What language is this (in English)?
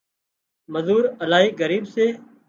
Wadiyara Koli